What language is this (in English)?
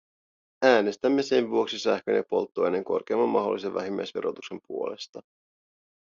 Finnish